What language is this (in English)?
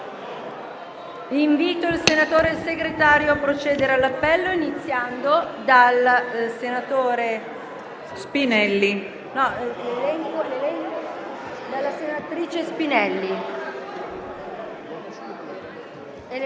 Italian